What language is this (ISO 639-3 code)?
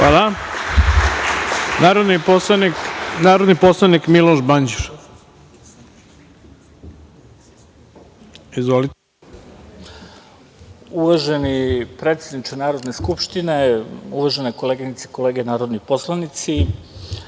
srp